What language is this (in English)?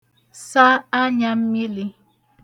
Igbo